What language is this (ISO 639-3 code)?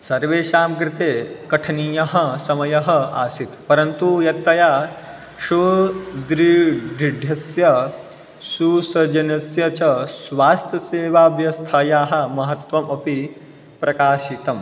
san